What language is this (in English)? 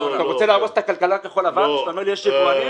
Hebrew